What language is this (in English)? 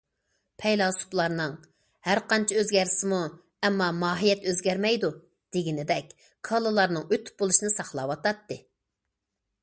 Uyghur